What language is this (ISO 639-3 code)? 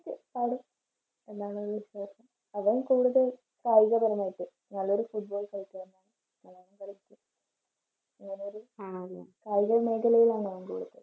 mal